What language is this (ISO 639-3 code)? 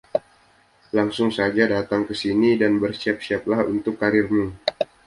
ind